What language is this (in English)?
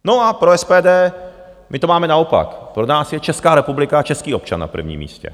Czech